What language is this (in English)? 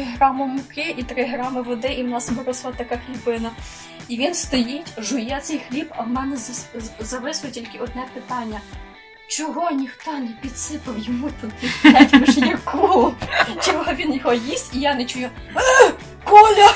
Ukrainian